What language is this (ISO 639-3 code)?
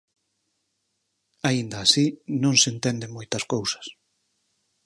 glg